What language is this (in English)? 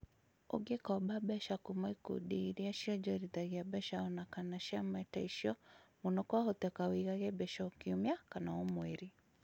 Kikuyu